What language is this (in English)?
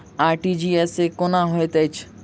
Maithili